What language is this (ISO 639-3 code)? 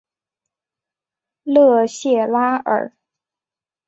zho